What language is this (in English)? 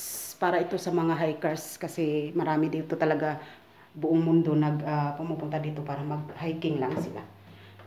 Filipino